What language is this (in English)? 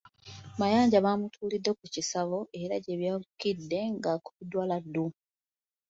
Ganda